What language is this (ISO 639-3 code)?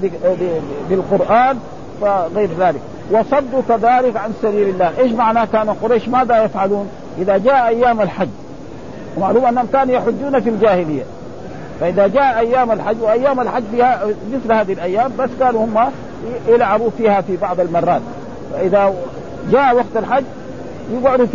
ara